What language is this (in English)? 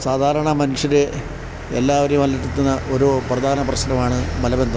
Malayalam